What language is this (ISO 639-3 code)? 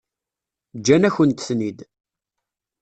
kab